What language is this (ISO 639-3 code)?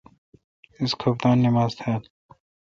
xka